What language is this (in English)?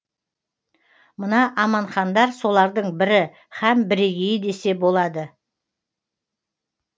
Kazakh